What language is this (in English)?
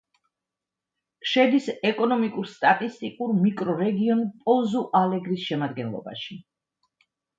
Georgian